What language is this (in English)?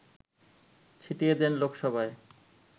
Bangla